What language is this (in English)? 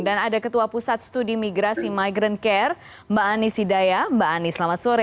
Indonesian